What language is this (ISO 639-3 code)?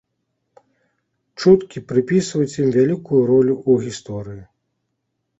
bel